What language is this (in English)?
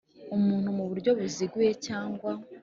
Kinyarwanda